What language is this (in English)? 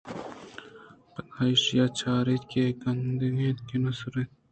Eastern Balochi